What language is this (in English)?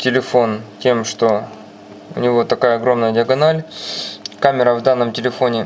Russian